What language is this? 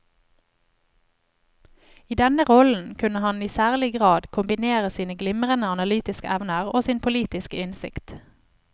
Norwegian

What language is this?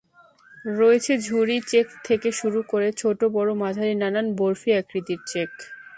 Bangla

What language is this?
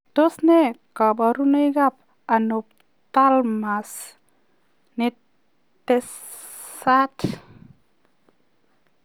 Kalenjin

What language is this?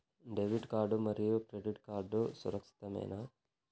Telugu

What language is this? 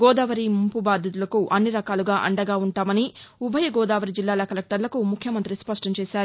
Telugu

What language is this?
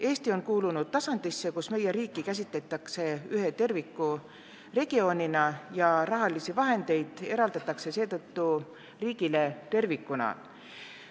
Estonian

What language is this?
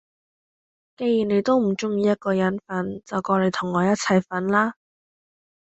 Cantonese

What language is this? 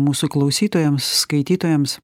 Lithuanian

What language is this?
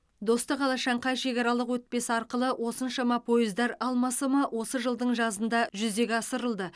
Kazakh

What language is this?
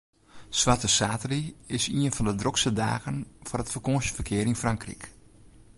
Western Frisian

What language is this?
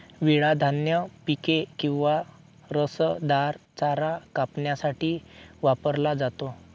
Marathi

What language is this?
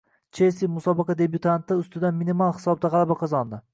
Uzbek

